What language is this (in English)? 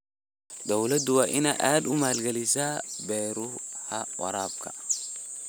Somali